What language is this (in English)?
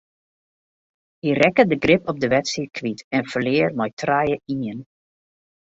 Western Frisian